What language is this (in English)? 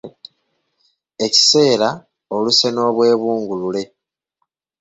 Ganda